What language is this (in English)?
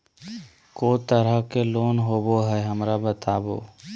Magahi